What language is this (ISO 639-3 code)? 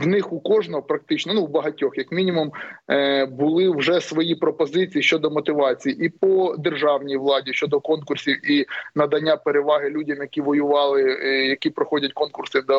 ukr